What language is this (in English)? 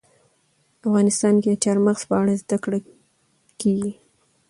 Pashto